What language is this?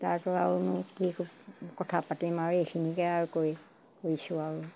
Assamese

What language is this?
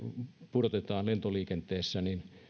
Finnish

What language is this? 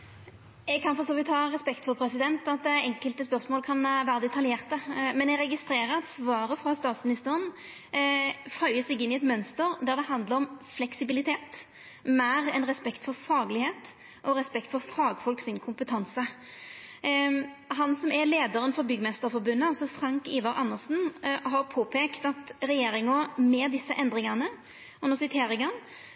Norwegian Nynorsk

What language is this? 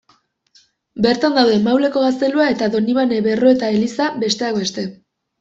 Basque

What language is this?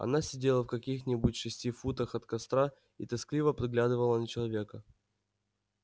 Russian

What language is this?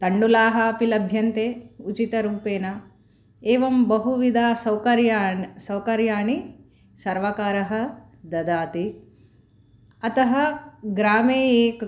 Sanskrit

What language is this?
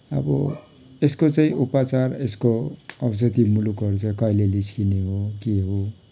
Nepali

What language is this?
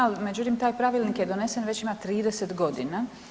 Croatian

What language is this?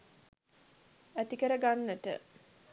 Sinhala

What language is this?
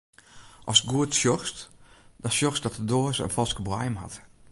Western Frisian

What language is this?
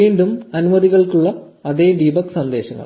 Malayalam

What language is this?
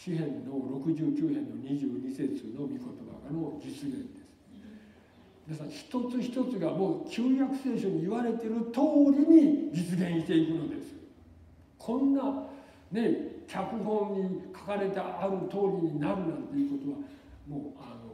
Japanese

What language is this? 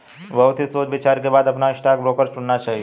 Hindi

